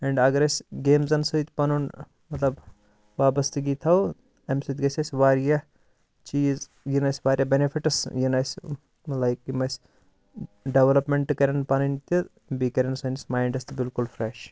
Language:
Kashmiri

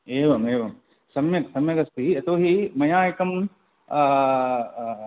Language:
Sanskrit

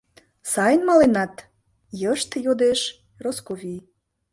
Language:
Mari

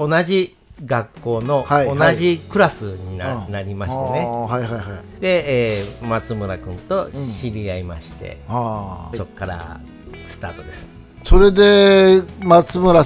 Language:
Japanese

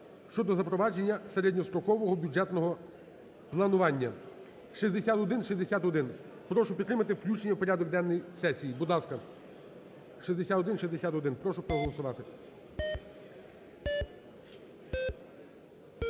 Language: Ukrainian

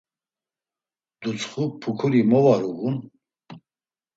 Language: Laz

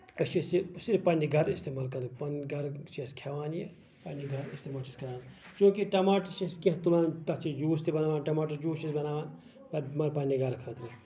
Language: Kashmiri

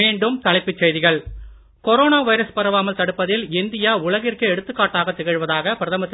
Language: Tamil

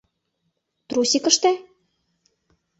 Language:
Mari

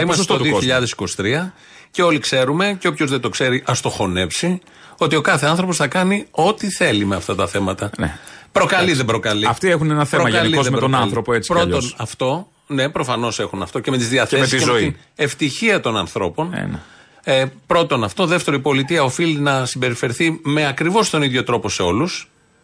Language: Greek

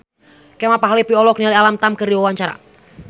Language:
Sundanese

